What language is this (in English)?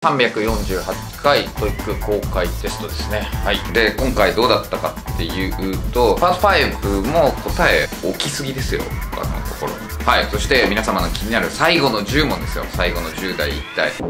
Japanese